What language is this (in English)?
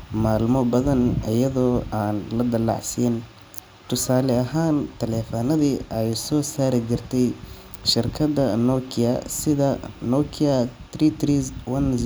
Somali